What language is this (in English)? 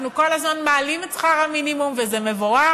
Hebrew